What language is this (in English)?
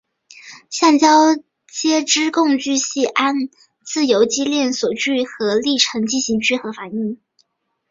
Chinese